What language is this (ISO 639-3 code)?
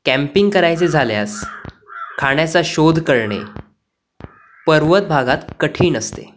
mar